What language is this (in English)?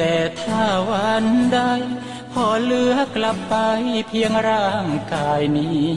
Thai